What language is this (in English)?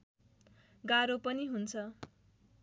Nepali